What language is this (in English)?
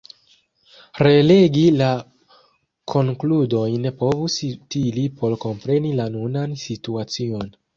Esperanto